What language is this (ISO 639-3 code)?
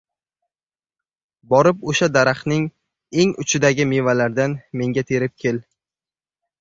uzb